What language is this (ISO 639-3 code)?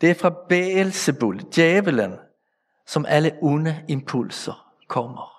dan